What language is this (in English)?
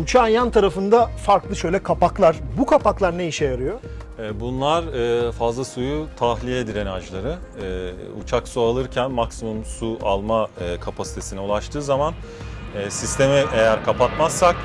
Turkish